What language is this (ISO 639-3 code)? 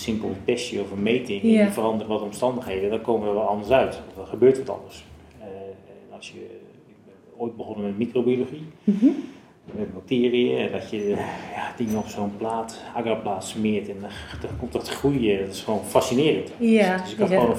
nld